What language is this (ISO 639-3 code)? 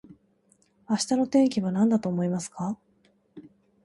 jpn